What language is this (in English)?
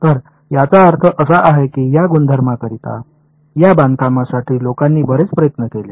Marathi